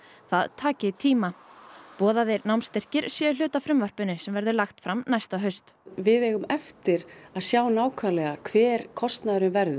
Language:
Icelandic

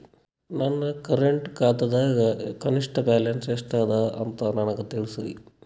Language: Kannada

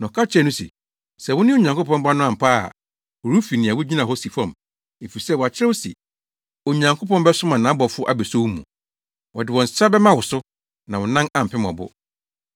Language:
Akan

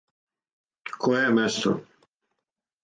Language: Serbian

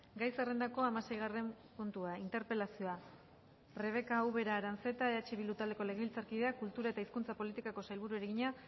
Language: Basque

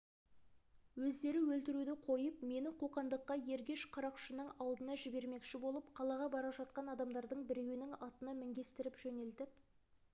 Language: Kazakh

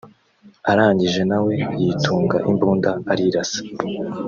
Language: Kinyarwanda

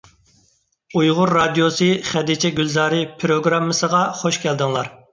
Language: Uyghur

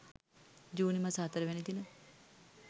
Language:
Sinhala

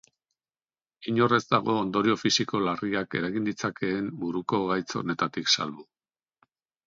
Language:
Basque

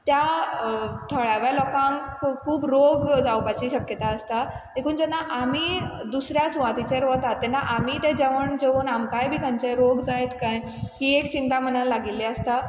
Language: Konkani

